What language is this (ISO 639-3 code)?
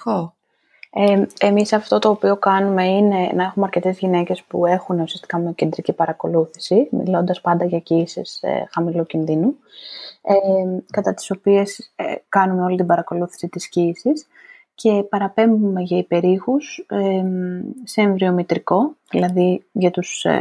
ell